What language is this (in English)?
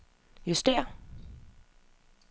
Danish